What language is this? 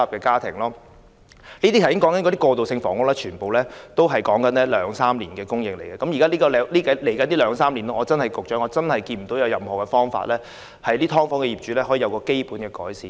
Cantonese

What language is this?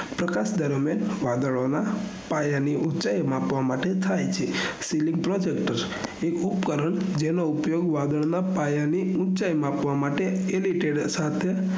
Gujarati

